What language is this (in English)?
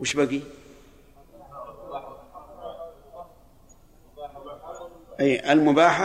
Arabic